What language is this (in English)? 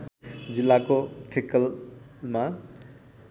Nepali